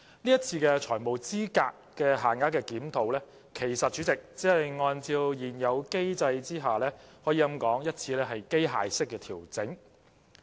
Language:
Cantonese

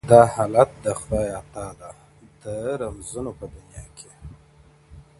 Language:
Pashto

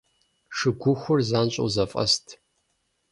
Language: Kabardian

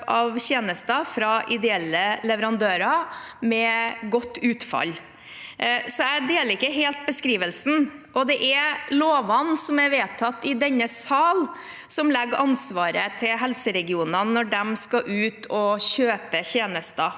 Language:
Norwegian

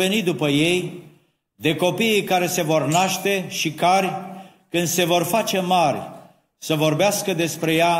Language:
Romanian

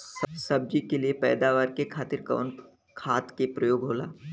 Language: Bhojpuri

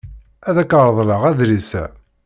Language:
Kabyle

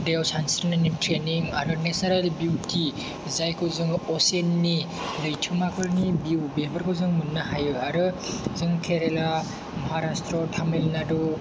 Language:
Bodo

